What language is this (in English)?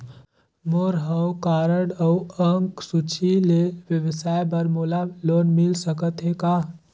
Chhattisgarhi